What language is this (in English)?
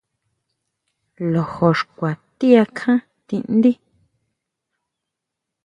Huautla Mazatec